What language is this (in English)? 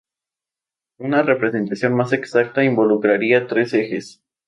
Spanish